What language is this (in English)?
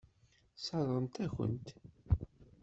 Kabyle